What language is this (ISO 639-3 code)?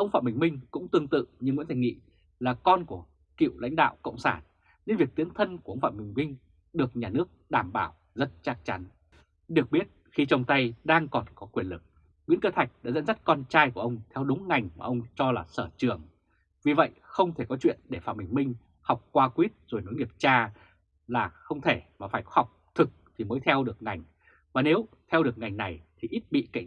vie